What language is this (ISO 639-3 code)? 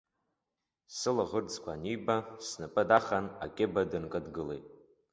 abk